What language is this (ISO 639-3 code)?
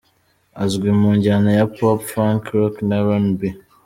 kin